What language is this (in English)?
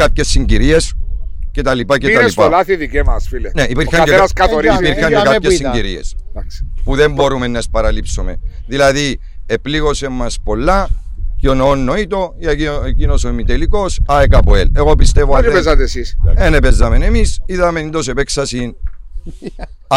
Greek